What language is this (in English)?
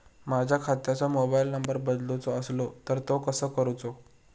Marathi